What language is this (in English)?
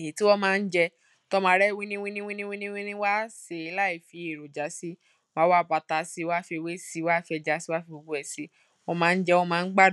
Yoruba